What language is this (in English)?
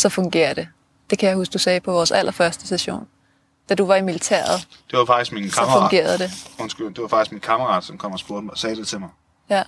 Danish